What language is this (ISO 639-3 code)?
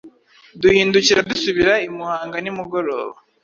kin